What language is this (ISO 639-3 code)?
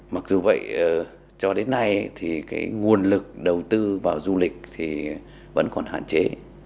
vie